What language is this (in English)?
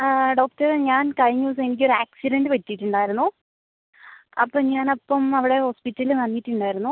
Malayalam